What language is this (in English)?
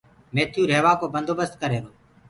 Gurgula